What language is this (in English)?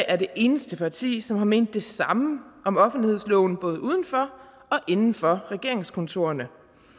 Danish